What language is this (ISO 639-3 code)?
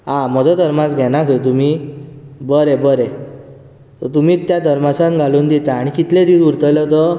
kok